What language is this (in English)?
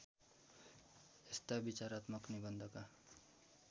Nepali